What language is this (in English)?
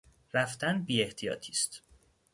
Persian